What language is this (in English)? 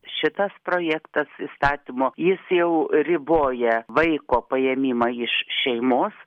Lithuanian